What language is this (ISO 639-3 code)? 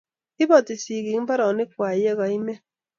kln